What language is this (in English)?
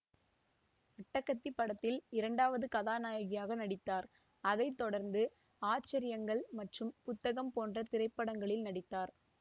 Tamil